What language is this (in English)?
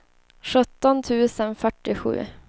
Swedish